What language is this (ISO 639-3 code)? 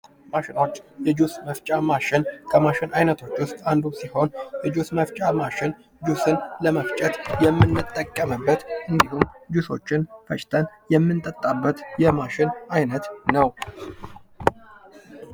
amh